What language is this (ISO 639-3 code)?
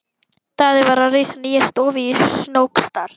isl